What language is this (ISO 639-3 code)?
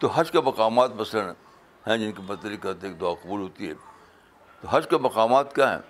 urd